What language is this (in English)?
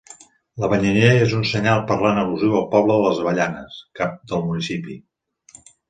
Catalan